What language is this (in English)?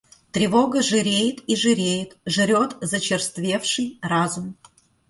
Russian